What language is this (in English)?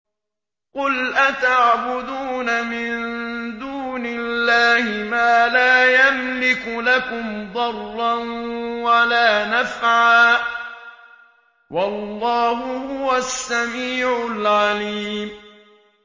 Arabic